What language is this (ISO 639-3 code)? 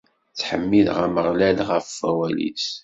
kab